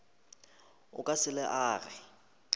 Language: Northern Sotho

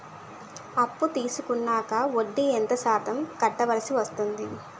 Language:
Telugu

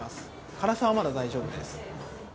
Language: Japanese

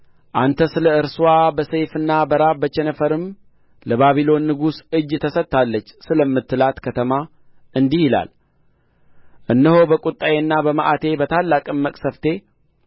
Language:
Amharic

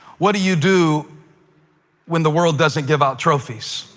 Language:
English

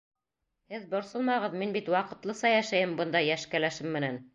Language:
Bashkir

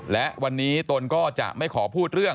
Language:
Thai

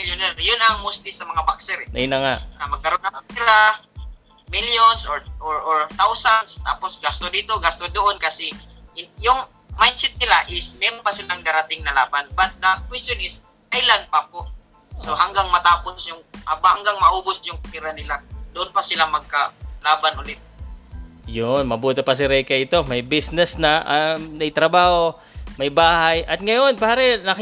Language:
Filipino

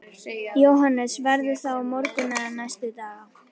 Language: Icelandic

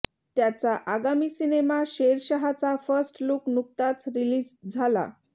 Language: Marathi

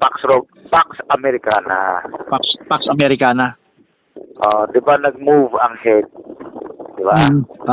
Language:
Filipino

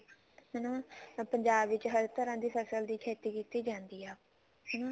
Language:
Punjabi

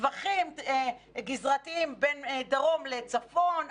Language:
Hebrew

